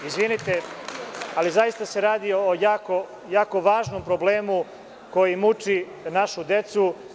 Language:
Serbian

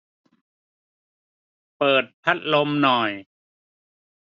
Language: Thai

